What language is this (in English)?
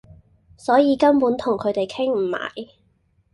Cantonese